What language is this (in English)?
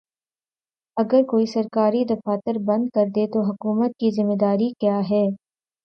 Urdu